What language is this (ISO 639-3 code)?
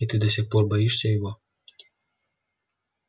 rus